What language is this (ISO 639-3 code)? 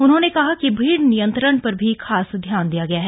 hin